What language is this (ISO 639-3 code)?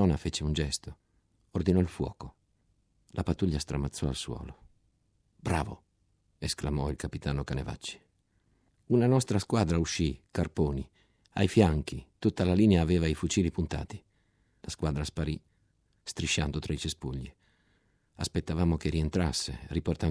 ita